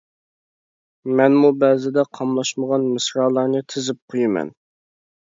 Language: Uyghur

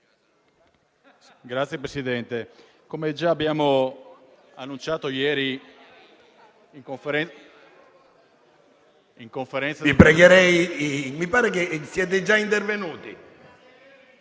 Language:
Italian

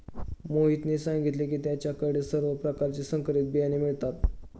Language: Marathi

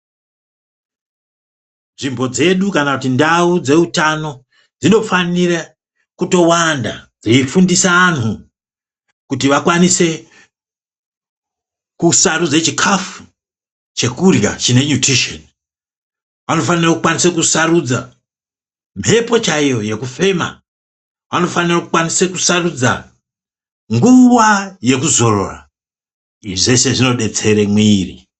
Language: Ndau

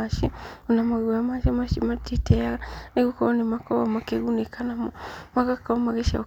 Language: Kikuyu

